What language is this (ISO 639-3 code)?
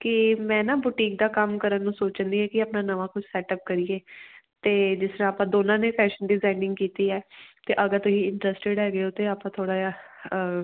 pan